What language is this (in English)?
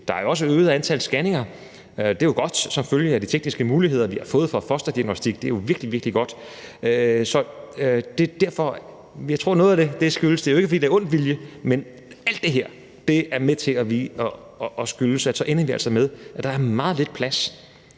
Danish